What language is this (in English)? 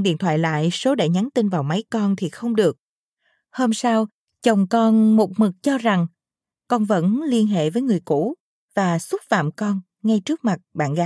Vietnamese